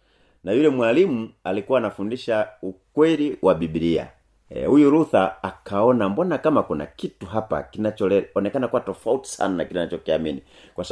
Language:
Swahili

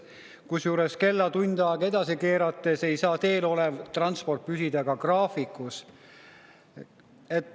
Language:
Estonian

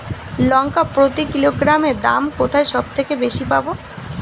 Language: Bangla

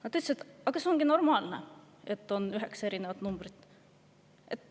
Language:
Estonian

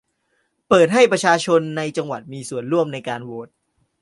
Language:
Thai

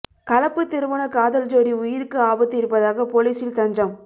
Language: Tamil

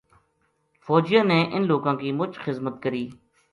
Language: Gujari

